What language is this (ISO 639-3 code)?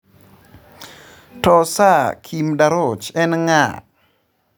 luo